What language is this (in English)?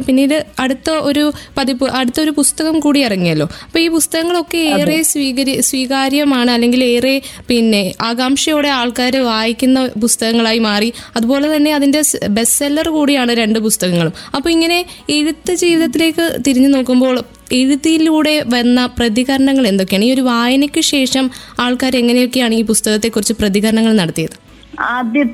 Malayalam